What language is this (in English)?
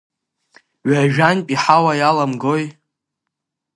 Abkhazian